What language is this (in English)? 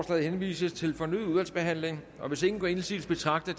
Danish